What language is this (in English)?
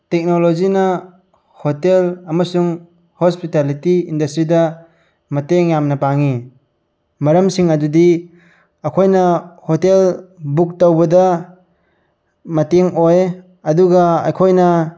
Manipuri